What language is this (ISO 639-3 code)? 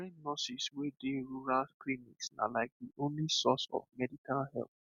pcm